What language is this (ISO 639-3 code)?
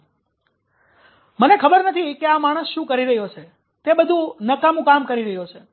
guj